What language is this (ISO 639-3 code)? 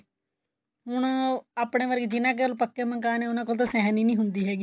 pan